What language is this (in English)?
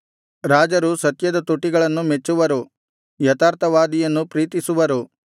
Kannada